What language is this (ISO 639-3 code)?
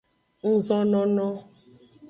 ajg